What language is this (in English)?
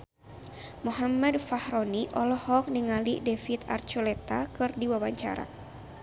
Sundanese